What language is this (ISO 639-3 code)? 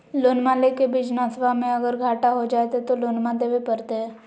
mag